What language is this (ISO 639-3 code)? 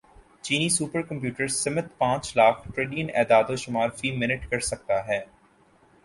urd